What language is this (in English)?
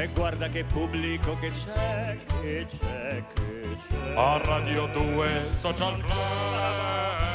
Italian